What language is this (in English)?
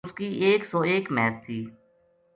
Gujari